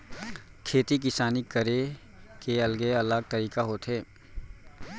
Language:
Chhattisgarhi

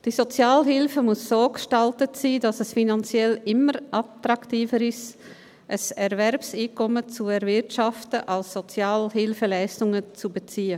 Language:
Swiss German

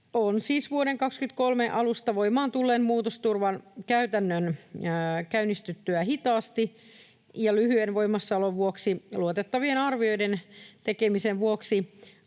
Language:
Finnish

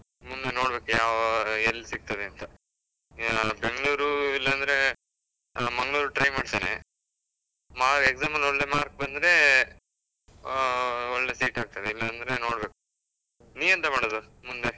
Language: Kannada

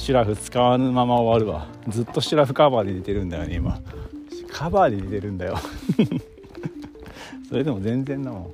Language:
Japanese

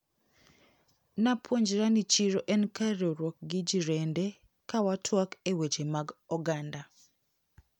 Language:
Luo (Kenya and Tanzania)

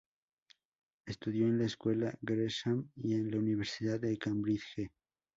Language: Spanish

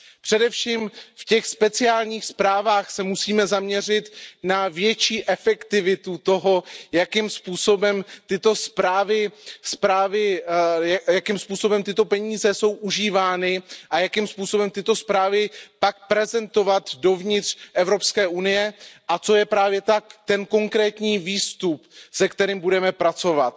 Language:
Czech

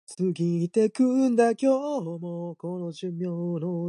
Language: Japanese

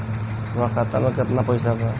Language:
Bhojpuri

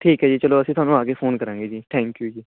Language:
Punjabi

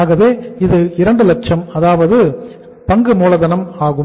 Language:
Tamil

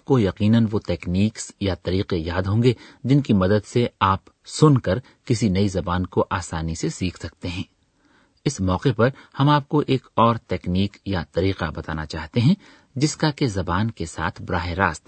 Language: Urdu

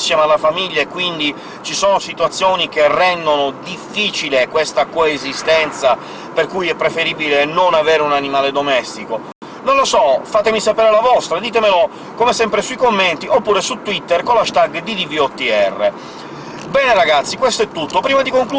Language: Italian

